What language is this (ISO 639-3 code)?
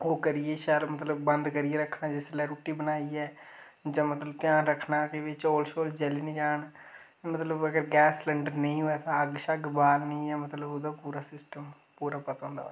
doi